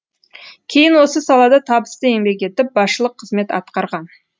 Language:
Kazakh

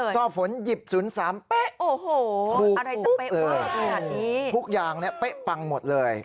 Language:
Thai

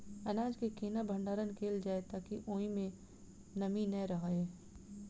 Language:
Maithili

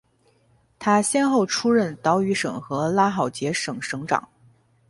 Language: Chinese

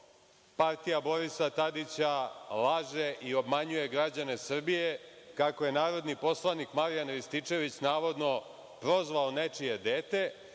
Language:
Serbian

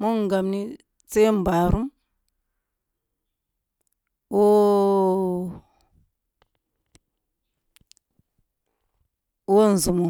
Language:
Kulung (Nigeria)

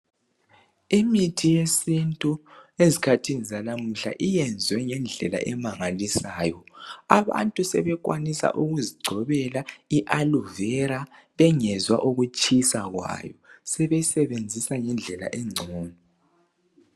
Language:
North Ndebele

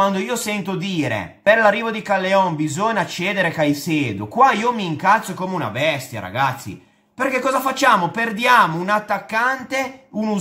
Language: Italian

